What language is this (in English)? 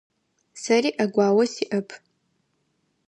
Adyghe